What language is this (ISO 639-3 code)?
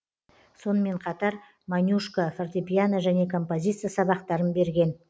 kaz